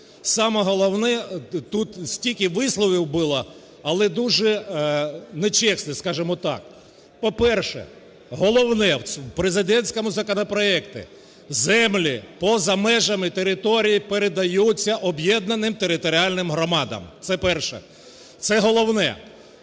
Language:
Ukrainian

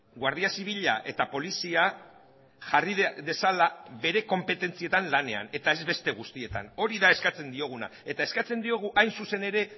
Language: Basque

